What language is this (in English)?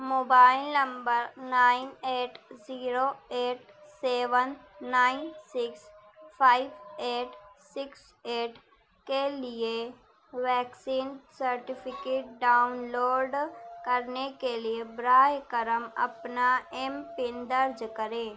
Urdu